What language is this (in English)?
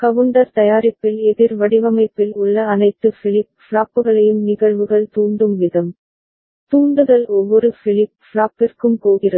Tamil